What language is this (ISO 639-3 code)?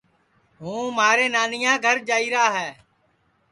ssi